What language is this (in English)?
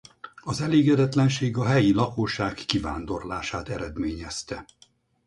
Hungarian